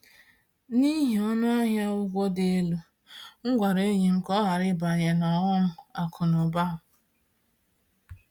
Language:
Igbo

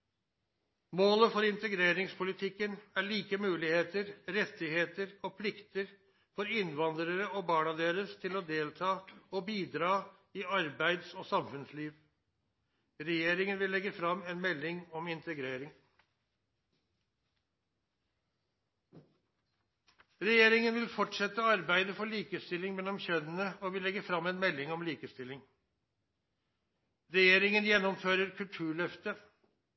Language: Norwegian Nynorsk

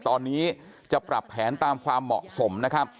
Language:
Thai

